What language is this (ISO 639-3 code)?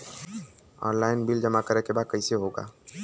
bho